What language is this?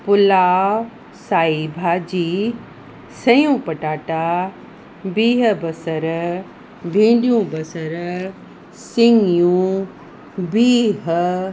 Sindhi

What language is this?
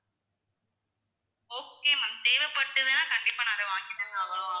Tamil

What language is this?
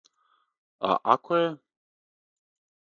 Serbian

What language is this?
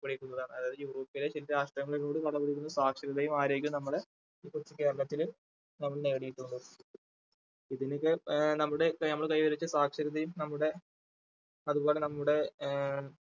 Malayalam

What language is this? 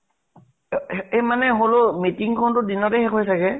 Assamese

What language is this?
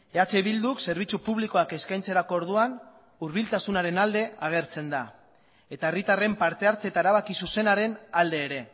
Basque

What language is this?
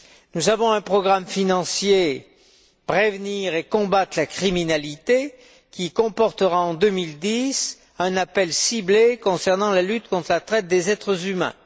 French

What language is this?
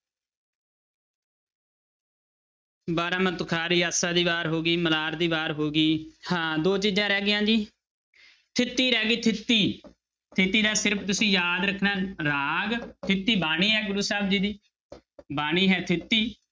Punjabi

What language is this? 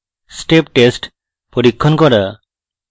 Bangla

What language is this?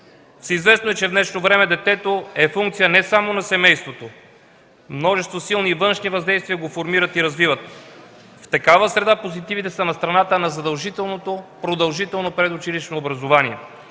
Bulgarian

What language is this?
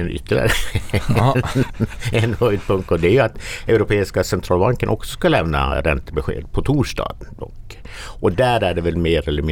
Swedish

